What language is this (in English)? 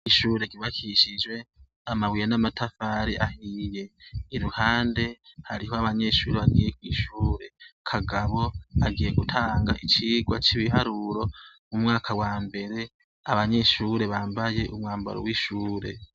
Rundi